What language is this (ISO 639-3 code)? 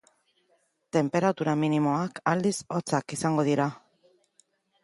eus